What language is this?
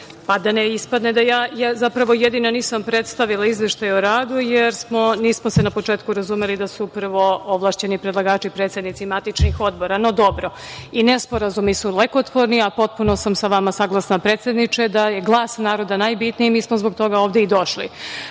Serbian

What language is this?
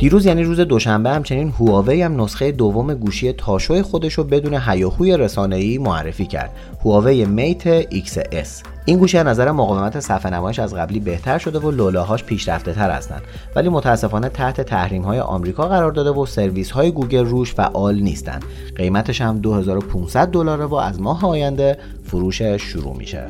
Persian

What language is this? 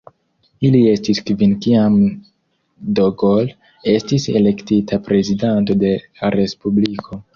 Esperanto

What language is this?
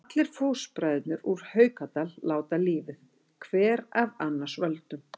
Icelandic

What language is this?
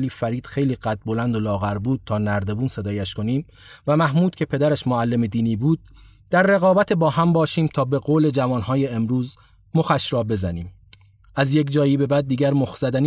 Persian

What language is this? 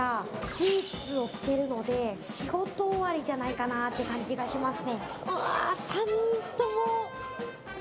Japanese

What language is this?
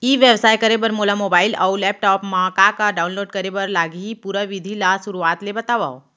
Chhattisgarhi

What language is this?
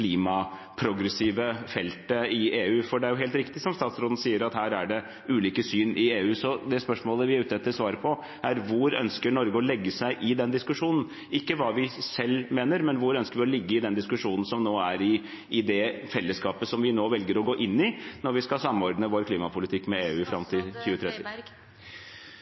Norwegian Bokmål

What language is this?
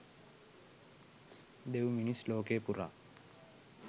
Sinhala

